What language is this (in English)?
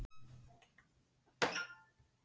Icelandic